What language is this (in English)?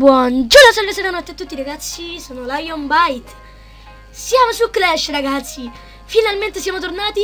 Italian